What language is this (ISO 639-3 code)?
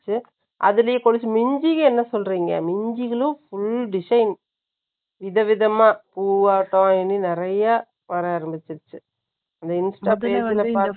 tam